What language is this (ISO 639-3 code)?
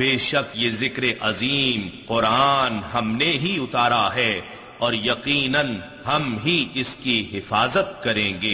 urd